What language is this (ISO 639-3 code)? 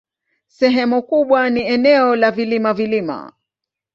swa